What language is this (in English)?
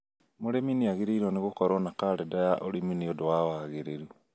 Kikuyu